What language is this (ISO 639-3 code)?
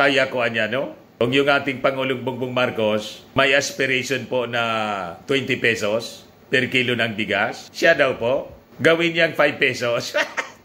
fil